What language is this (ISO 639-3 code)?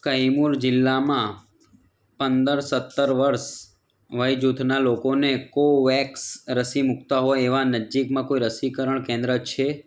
guj